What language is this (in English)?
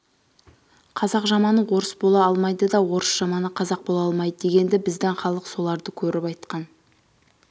Kazakh